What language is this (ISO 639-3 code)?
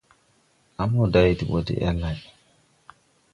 tui